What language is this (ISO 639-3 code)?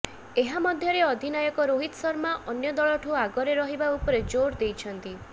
ori